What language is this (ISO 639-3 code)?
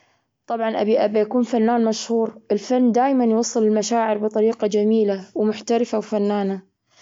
afb